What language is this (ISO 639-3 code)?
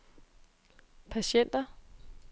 dan